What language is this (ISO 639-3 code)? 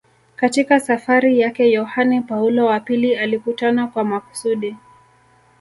swa